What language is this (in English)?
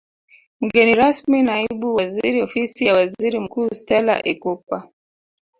Swahili